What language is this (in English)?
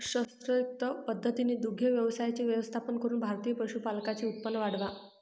Marathi